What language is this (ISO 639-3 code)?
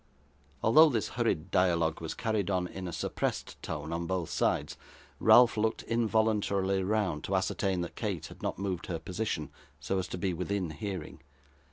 eng